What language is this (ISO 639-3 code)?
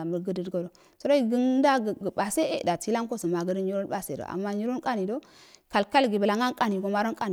aal